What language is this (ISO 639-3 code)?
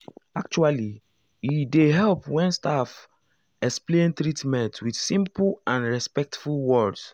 pcm